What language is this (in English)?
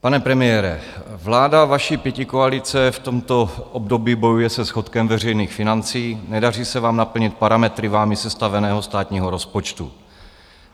Czech